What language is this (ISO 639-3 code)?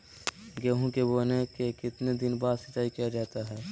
mag